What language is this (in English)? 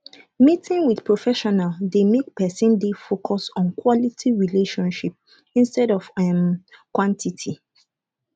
Nigerian Pidgin